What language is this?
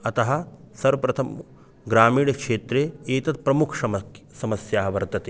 Sanskrit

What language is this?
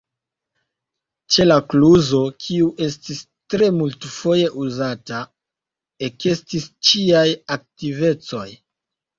Esperanto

